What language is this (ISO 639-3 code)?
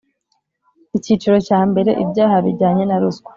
kin